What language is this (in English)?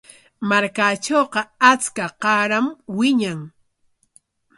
Corongo Ancash Quechua